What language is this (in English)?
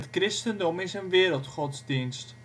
Dutch